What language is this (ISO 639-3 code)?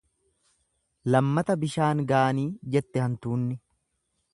orm